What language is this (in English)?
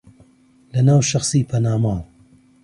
Central Kurdish